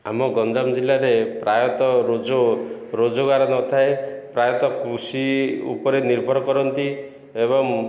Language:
Odia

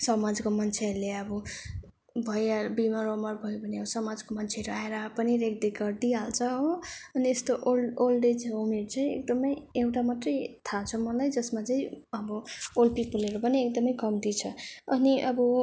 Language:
Nepali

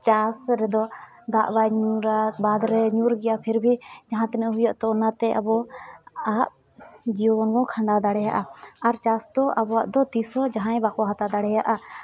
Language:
Santali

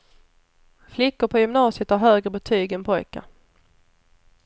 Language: Swedish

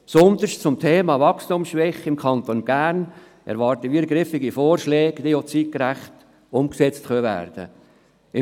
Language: Swiss German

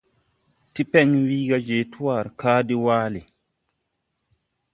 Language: Tupuri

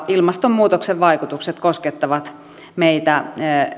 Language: Finnish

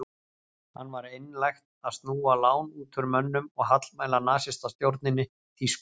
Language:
Icelandic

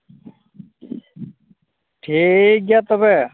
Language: Santali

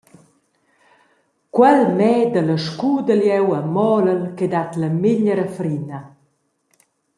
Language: Romansh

